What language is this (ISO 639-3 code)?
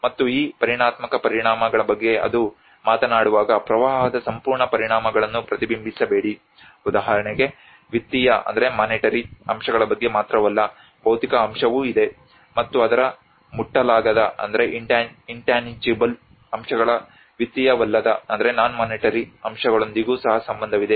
kan